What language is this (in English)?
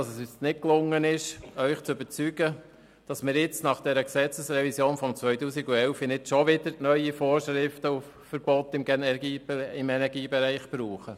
Swiss German